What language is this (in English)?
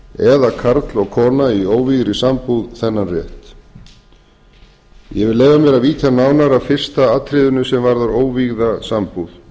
Icelandic